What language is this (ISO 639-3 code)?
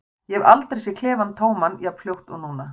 isl